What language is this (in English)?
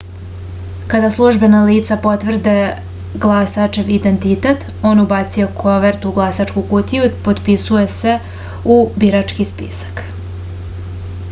Serbian